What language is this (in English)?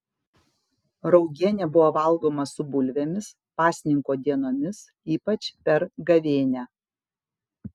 Lithuanian